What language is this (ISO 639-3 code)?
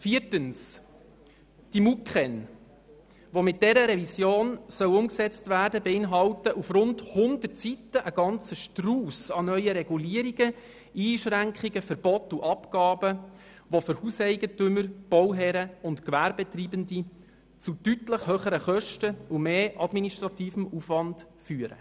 gsw